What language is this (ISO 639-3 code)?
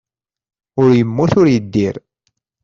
kab